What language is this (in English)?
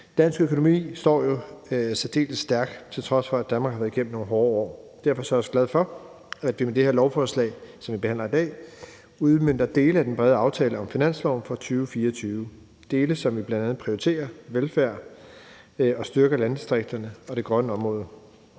Danish